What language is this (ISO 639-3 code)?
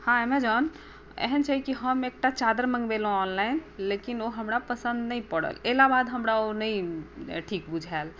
mai